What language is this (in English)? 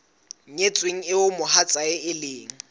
Southern Sotho